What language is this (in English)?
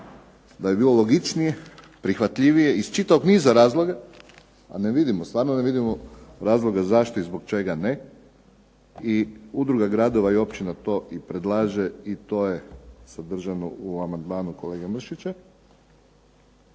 Croatian